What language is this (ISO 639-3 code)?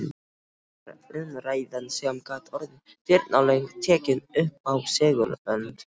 isl